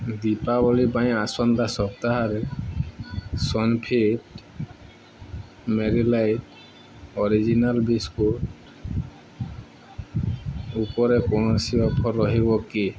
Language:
Odia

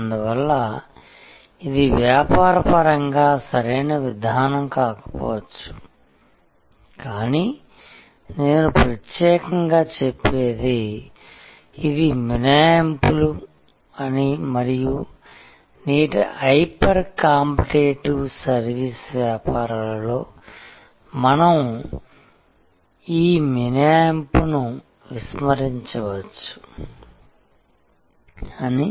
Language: Telugu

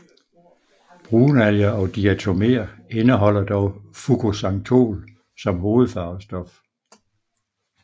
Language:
Danish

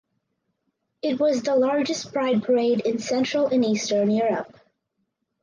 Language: English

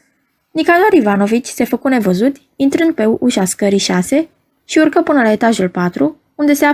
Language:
Romanian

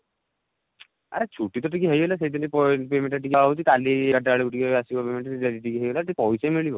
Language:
Odia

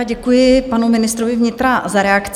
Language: Czech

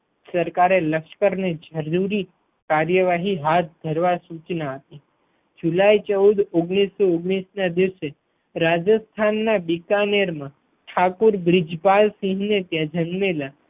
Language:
Gujarati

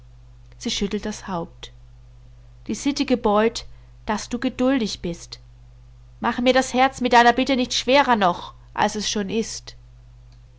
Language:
German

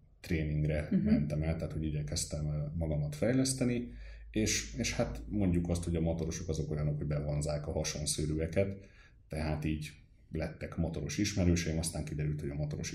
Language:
Hungarian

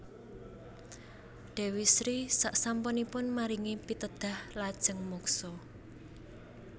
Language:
Javanese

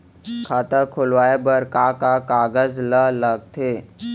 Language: Chhattisgarhi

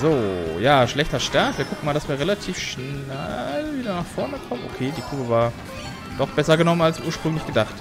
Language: German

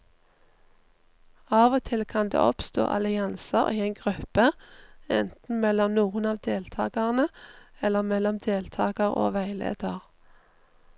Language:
Norwegian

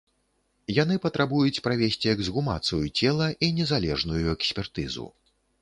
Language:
Belarusian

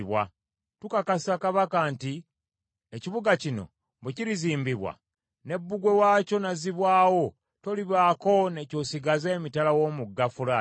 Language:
Ganda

